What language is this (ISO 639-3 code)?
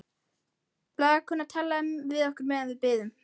isl